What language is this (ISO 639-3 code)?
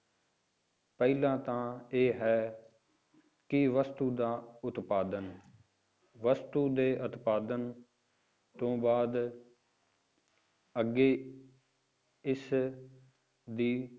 pan